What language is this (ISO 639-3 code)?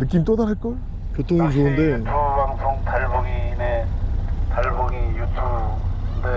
kor